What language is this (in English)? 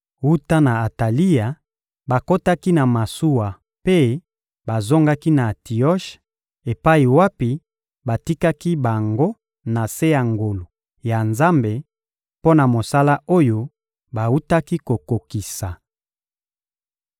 Lingala